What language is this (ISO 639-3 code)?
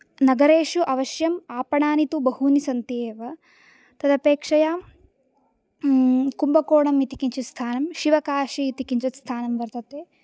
san